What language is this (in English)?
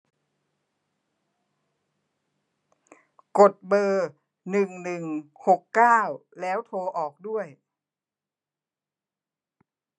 Thai